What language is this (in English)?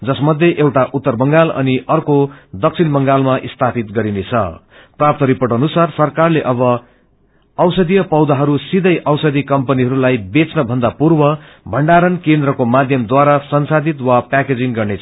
Nepali